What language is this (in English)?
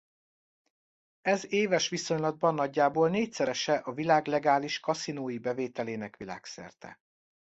Hungarian